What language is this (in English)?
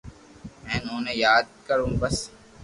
Loarki